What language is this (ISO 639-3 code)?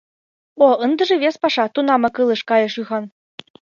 chm